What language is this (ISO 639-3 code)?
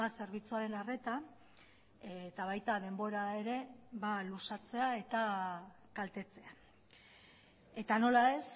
eus